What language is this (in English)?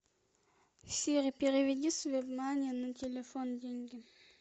Russian